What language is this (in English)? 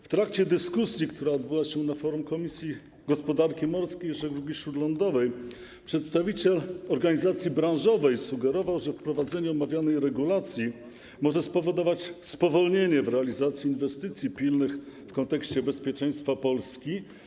Polish